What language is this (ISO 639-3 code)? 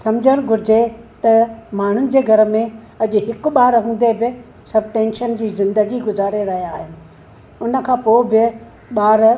snd